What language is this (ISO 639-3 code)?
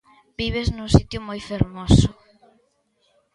glg